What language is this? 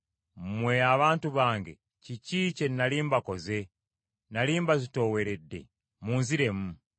Ganda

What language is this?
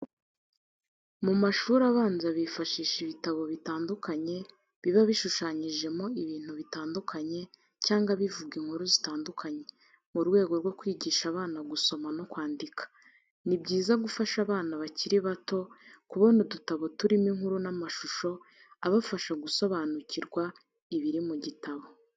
Kinyarwanda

